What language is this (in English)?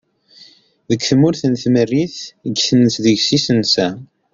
Kabyle